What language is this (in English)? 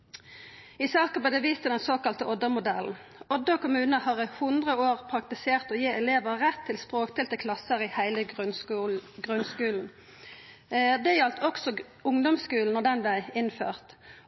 Norwegian Nynorsk